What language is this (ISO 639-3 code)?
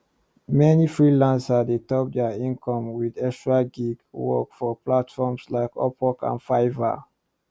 pcm